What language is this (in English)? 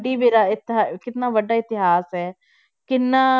Punjabi